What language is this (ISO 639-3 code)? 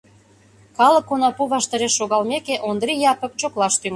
chm